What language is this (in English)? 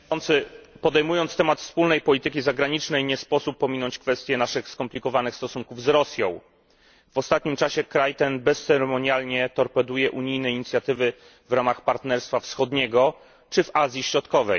Polish